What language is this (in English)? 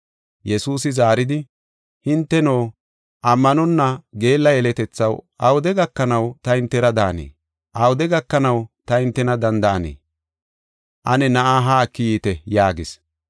Gofa